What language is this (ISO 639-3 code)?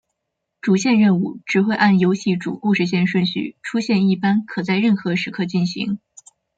zho